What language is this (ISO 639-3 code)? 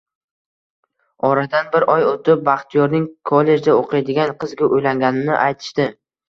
uzb